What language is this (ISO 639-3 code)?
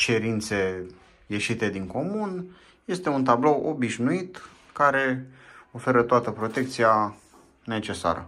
ron